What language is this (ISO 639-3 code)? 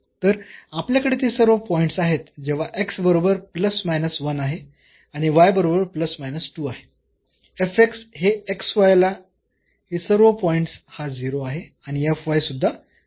mar